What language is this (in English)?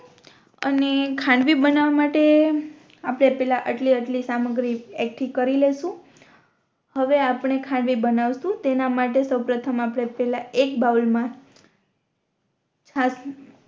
Gujarati